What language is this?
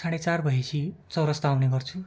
Nepali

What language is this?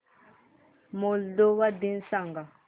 Marathi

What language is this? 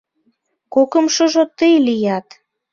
Mari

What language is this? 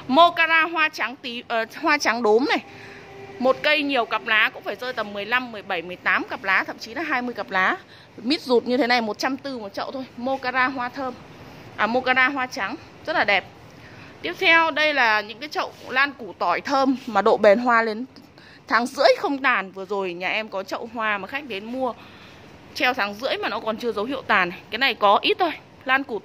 Vietnamese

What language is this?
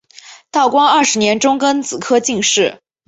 Chinese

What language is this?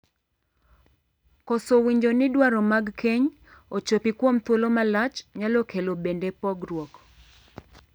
Luo (Kenya and Tanzania)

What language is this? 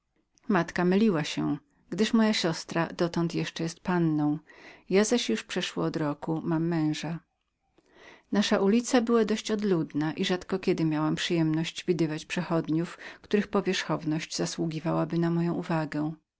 Polish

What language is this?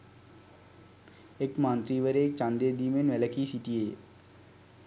Sinhala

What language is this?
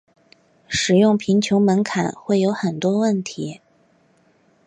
Chinese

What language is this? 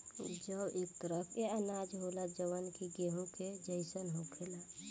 Bhojpuri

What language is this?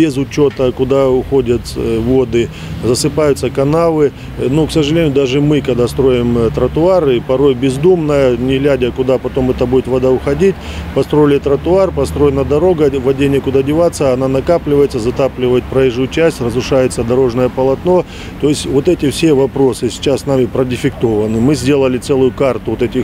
Russian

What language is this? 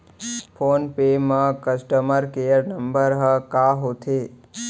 Chhattisgarhi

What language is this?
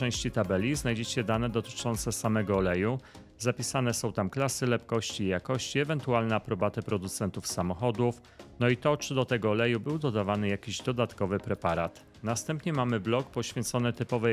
Polish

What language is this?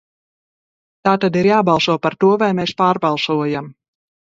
Latvian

